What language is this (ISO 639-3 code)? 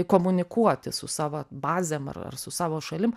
lit